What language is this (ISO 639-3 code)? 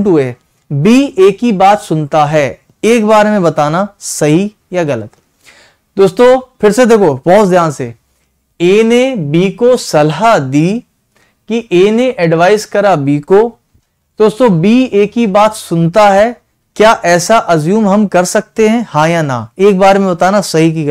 hin